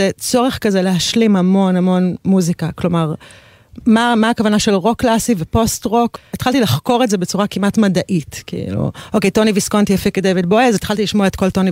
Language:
Hebrew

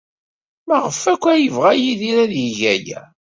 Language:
Kabyle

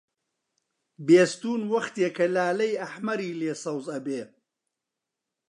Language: Central Kurdish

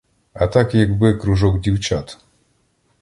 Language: Ukrainian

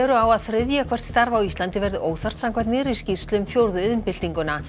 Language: Icelandic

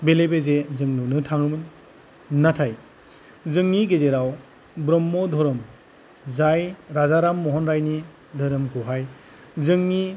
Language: Bodo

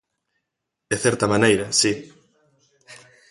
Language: Galician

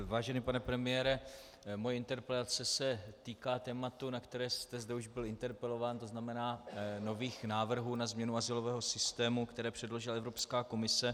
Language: Czech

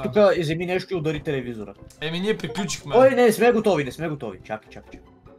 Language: Bulgarian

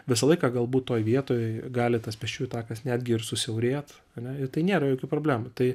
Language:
Lithuanian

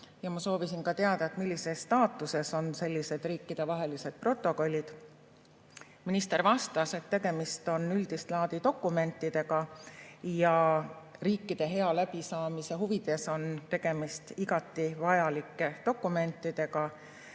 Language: Estonian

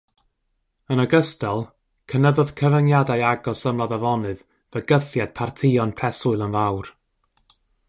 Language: Welsh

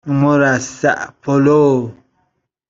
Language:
Persian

